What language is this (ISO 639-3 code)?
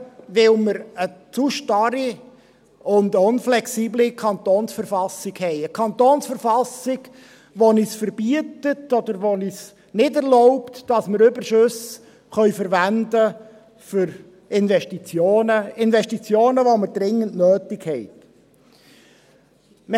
gsw